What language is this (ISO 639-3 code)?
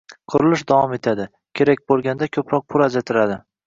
uzb